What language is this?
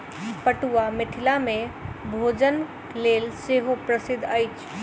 Maithili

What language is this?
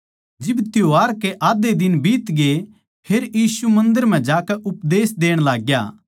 Haryanvi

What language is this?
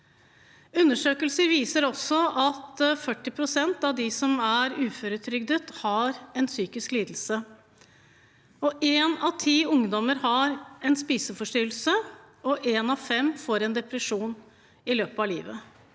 Norwegian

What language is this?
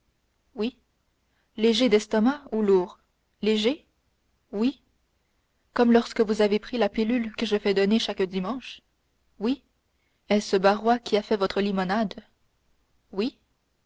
French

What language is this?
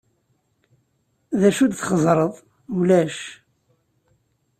Kabyle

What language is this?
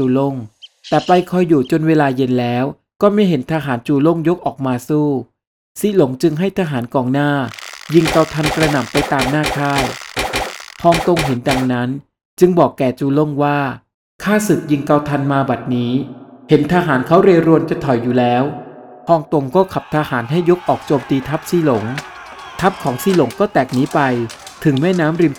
Thai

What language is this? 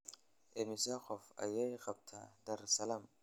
Somali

